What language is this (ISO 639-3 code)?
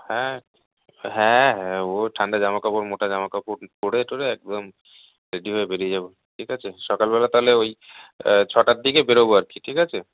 ben